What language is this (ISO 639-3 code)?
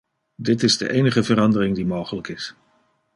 nld